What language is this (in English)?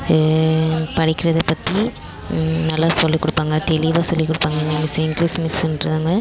Tamil